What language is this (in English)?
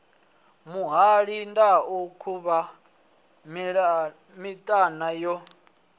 Venda